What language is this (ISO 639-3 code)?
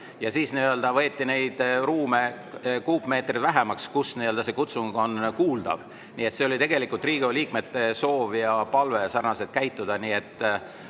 est